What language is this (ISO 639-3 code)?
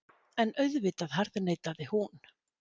isl